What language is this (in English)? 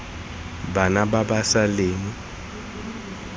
Tswana